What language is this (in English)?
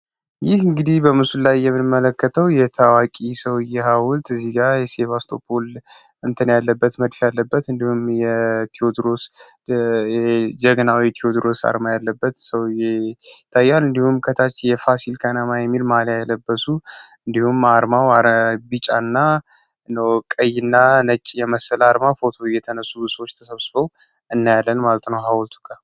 Amharic